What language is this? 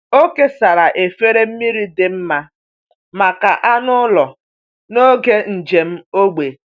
Igbo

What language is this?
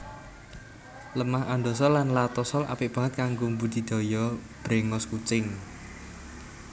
Javanese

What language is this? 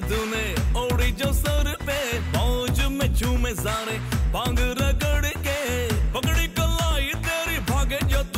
Arabic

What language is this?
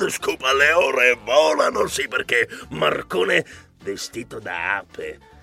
Italian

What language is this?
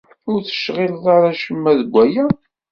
Kabyle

